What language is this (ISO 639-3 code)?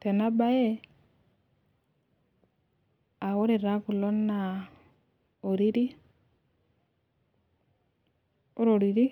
mas